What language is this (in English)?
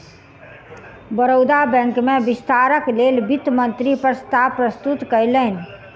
Maithili